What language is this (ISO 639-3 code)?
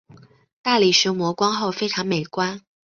zho